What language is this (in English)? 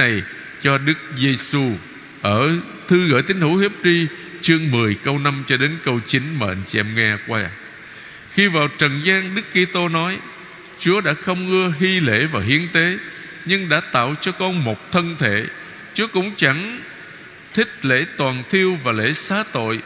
Vietnamese